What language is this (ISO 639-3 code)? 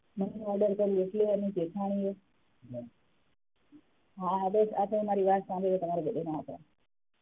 guj